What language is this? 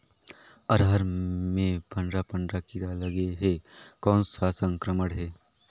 Chhattisgarhi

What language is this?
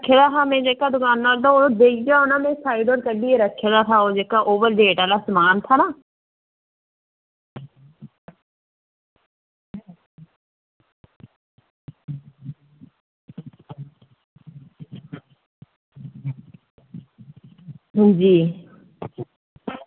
Dogri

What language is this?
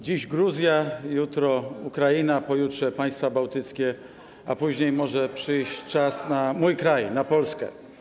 Polish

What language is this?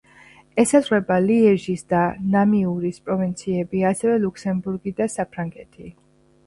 Georgian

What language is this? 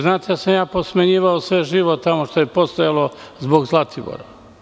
Serbian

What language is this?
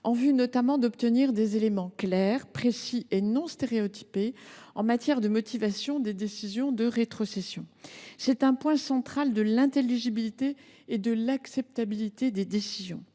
French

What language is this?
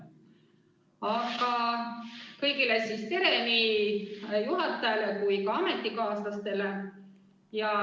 Estonian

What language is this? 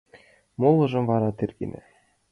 Mari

